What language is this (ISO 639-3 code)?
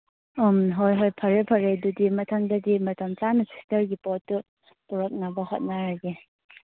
mni